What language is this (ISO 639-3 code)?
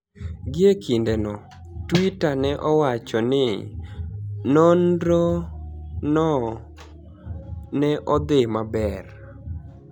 luo